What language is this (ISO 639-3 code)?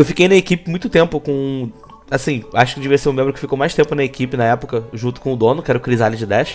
por